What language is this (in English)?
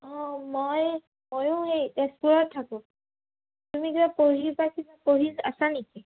Assamese